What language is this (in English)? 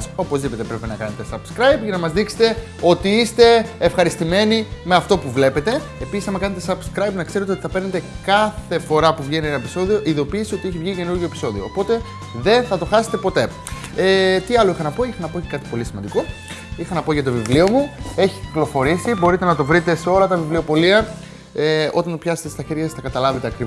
Greek